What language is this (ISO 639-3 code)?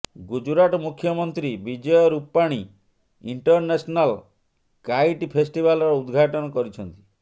ori